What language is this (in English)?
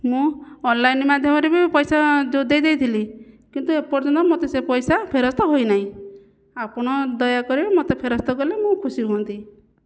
Odia